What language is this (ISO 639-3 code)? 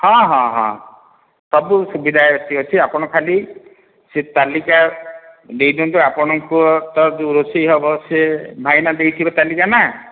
ori